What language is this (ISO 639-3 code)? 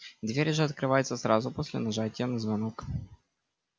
rus